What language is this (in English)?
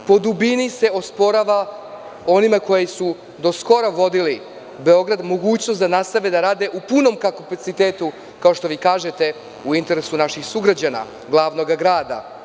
Serbian